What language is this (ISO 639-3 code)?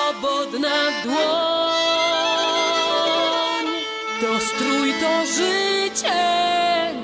pol